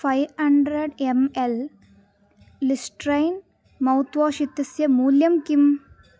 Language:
Sanskrit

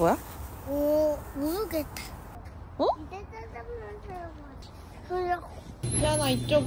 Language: Korean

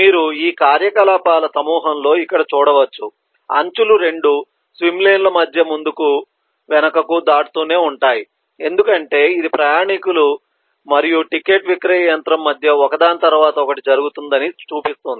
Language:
Telugu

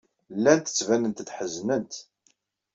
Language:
Kabyle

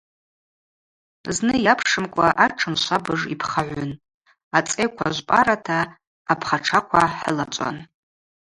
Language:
Abaza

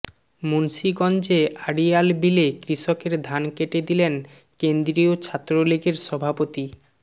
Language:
Bangla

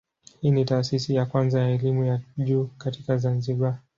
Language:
Swahili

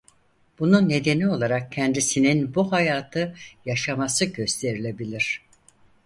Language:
Turkish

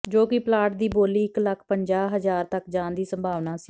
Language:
Punjabi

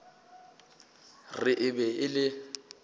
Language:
Northern Sotho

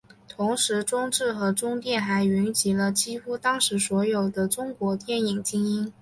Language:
Chinese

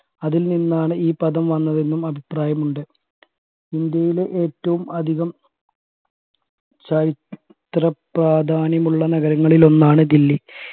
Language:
Malayalam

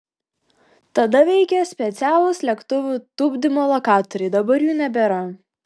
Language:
Lithuanian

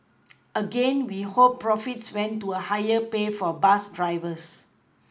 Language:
English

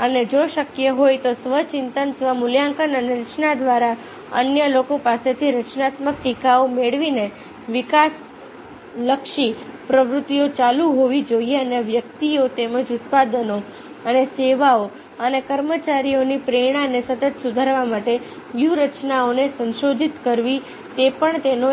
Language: Gujarati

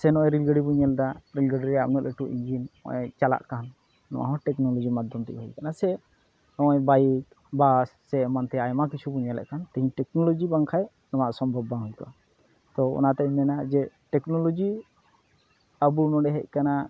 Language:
Santali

